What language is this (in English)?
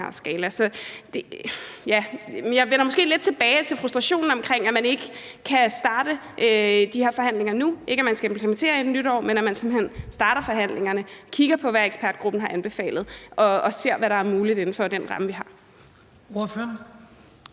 Danish